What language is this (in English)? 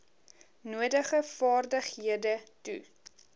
Afrikaans